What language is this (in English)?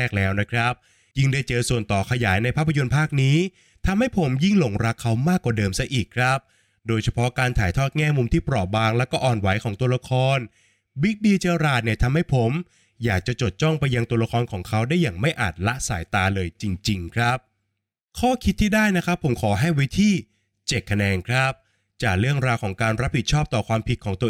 Thai